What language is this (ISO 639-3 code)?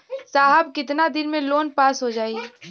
bho